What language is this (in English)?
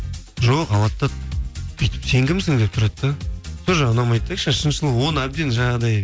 Kazakh